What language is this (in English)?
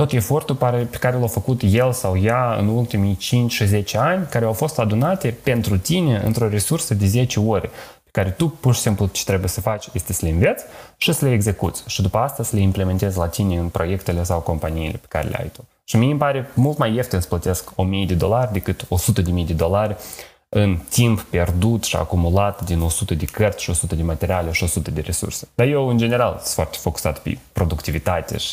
Romanian